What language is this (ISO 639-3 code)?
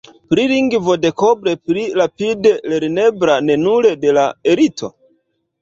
epo